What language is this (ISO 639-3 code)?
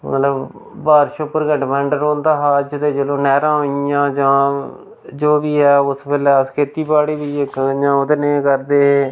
doi